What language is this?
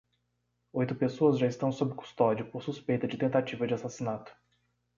Portuguese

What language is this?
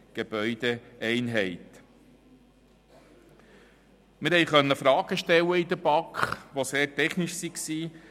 Swiss German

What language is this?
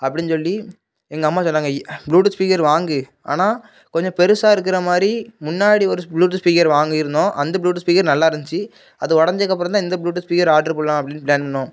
Tamil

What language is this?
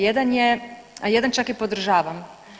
Croatian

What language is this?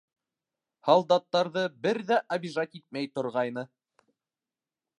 Bashkir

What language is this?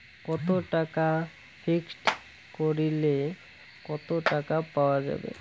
Bangla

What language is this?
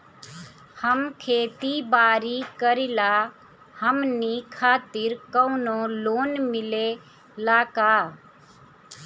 Bhojpuri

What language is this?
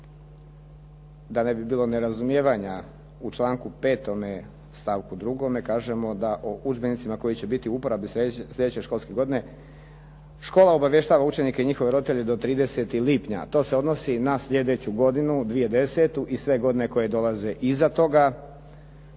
Croatian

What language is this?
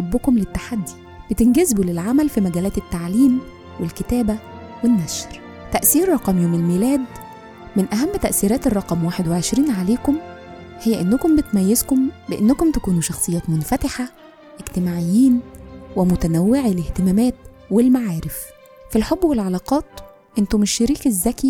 Arabic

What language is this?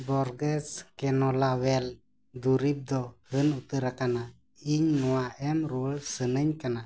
Santali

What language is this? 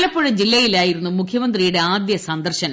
Malayalam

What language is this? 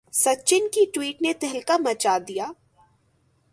Urdu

